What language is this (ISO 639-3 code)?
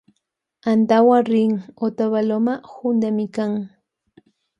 qvj